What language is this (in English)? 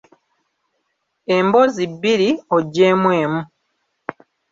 Ganda